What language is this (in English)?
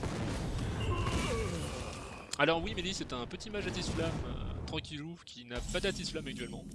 French